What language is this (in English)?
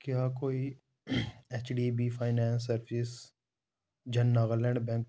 Dogri